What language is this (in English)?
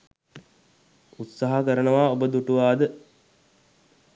Sinhala